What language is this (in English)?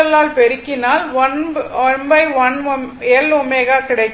Tamil